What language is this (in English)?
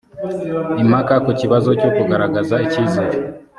Kinyarwanda